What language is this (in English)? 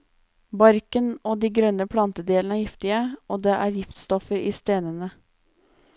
Norwegian